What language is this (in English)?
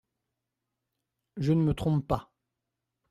French